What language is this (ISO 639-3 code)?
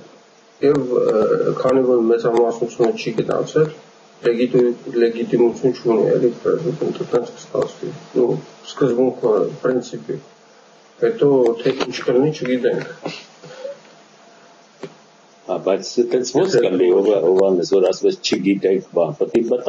ron